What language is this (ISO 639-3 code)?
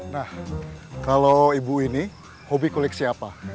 ind